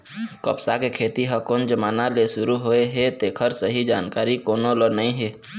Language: Chhattisgarhi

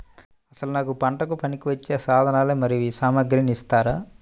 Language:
Telugu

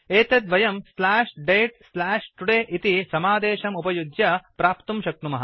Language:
Sanskrit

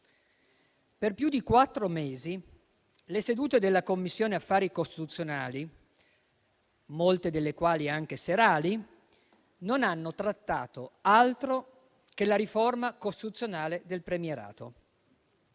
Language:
Italian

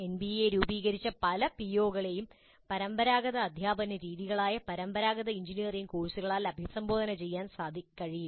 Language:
Malayalam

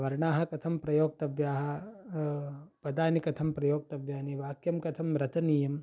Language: Sanskrit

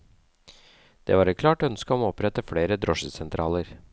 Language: Norwegian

